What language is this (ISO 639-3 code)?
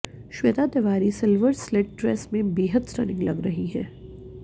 hin